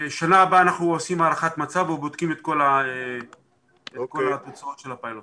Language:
Hebrew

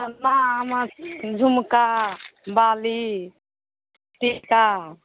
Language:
Maithili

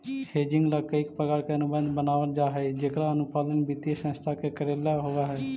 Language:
Magahi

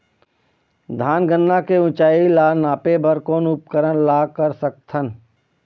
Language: Chhattisgarhi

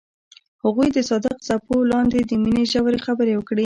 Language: Pashto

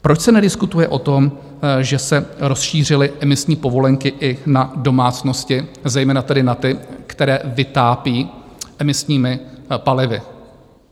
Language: Czech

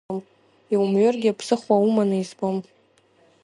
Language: Abkhazian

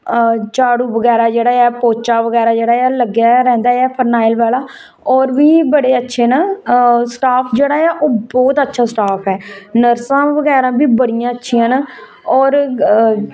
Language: Dogri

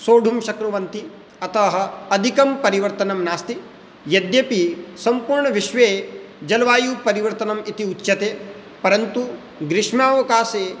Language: Sanskrit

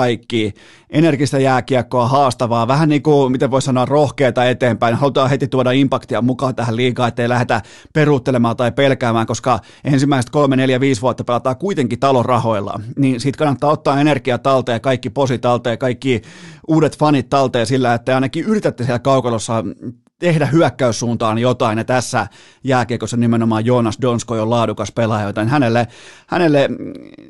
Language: Finnish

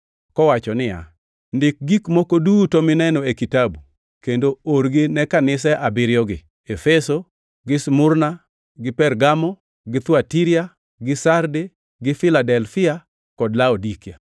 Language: Luo (Kenya and Tanzania)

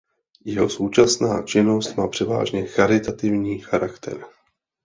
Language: Czech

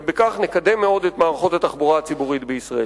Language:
Hebrew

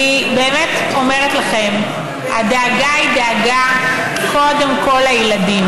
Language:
Hebrew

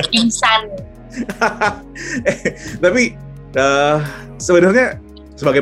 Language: Indonesian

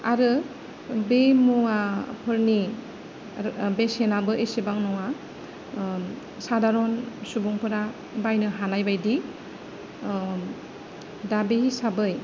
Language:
Bodo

